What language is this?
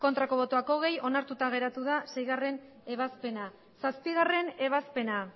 Basque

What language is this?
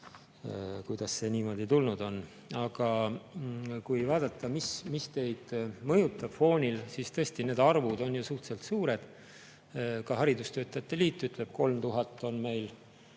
Estonian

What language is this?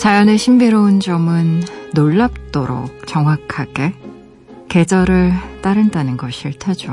Korean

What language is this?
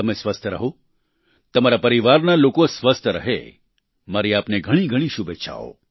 Gujarati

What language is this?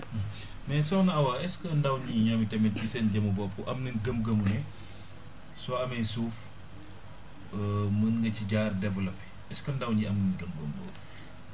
Wolof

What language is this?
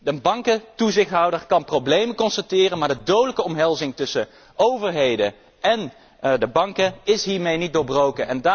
Dutch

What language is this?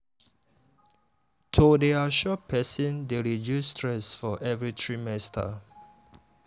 Nigerian Pidgin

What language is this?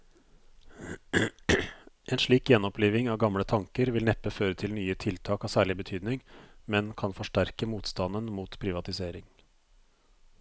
Norwegian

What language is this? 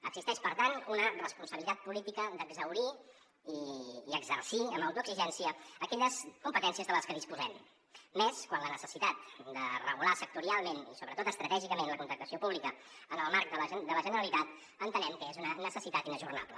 Catalan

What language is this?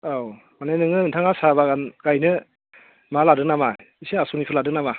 Bodo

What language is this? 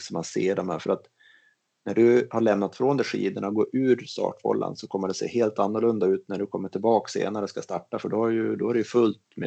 Swedish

